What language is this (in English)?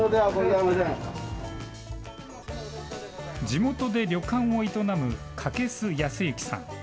Japanese